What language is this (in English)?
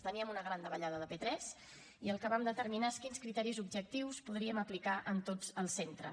Catalan